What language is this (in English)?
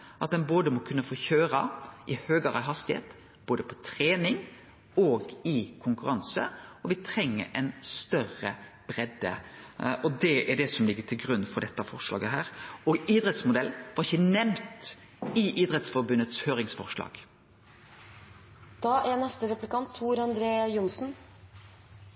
Norwegian Nynorsk